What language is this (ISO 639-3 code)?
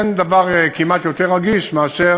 heb